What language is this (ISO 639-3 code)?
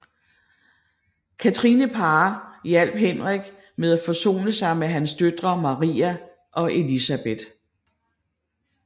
dan